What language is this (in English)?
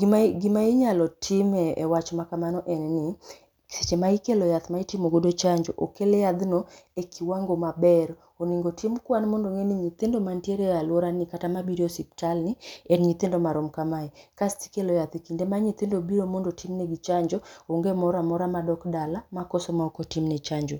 Luo (Kenya and Tanzania)